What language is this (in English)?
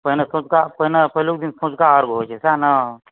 Maithili